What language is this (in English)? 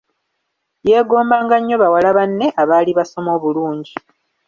Ganda